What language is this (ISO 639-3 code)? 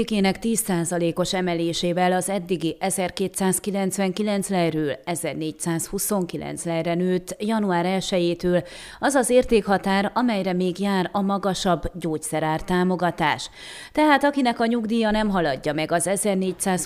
hun